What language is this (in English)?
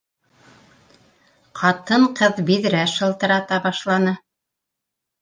Bashkir